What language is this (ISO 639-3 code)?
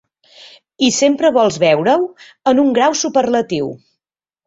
cat